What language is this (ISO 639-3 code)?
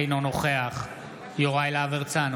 heb